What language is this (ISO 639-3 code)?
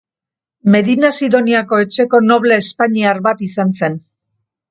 eus